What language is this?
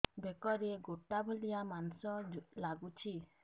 Odia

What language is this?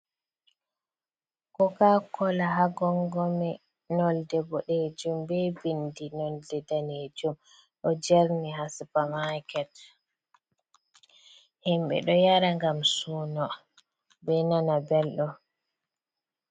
Fula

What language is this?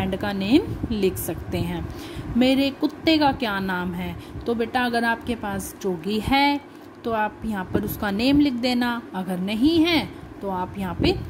Hindi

